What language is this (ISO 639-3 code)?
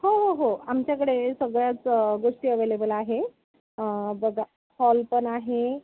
mar